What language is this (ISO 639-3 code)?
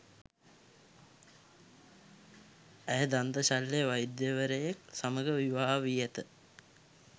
sin